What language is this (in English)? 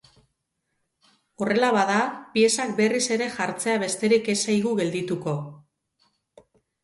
Basque